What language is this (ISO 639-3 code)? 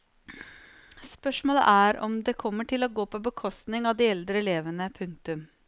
nor